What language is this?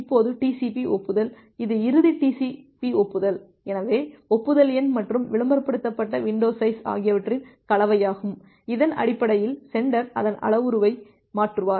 Tamil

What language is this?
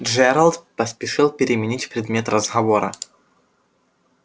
Russian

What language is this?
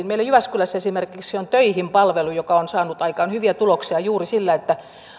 Finnish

